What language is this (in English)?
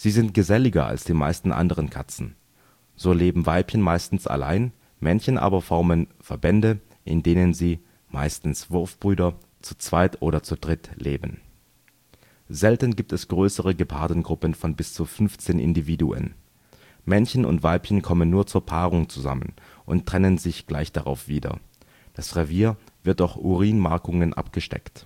German